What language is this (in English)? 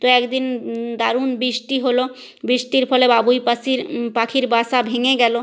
Bangla